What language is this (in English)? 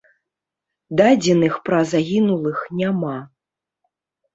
Belarusian